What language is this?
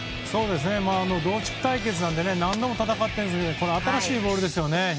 Japanese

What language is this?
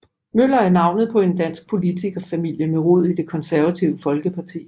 Danish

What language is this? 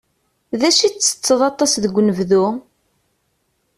Kabyle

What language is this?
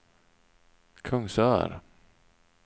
Swedish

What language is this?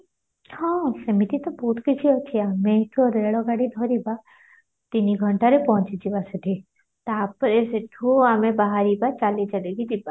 Odia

